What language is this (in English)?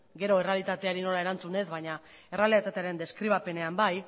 Basque